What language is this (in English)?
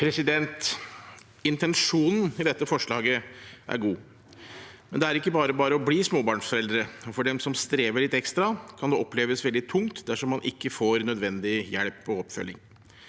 Norwegian